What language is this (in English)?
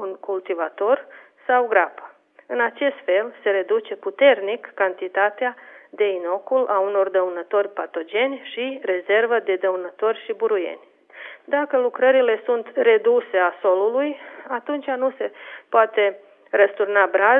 Romanian